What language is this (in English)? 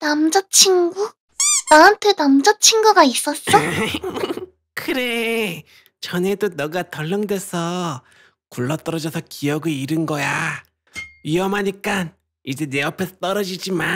Korean